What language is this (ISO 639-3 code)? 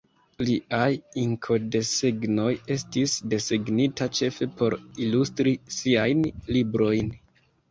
epo